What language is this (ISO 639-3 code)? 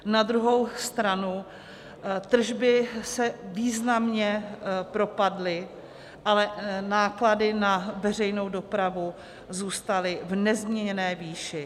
ces